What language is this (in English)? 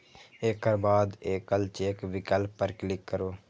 Maithili